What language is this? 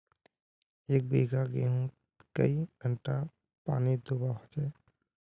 Magahi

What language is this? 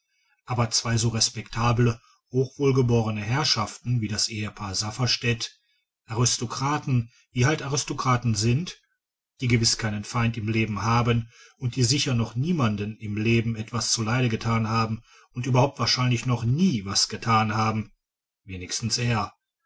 German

